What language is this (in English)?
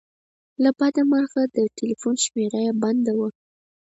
Pashto